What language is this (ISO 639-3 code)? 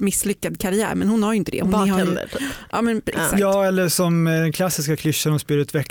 swe